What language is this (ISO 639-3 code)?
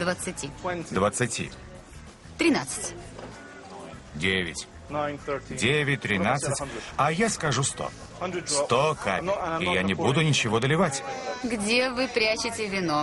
rus